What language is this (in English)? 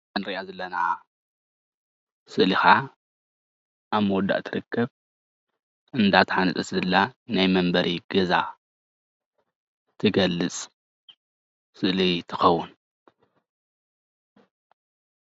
Tigrinya